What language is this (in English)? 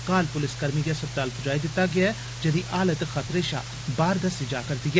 Dogri